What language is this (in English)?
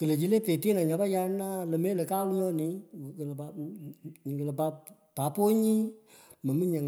Pökoot